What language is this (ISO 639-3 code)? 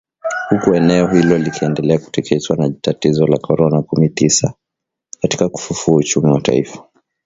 swa